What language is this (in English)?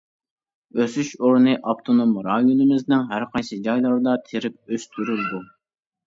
Uyghur